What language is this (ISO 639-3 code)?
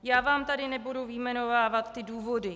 ces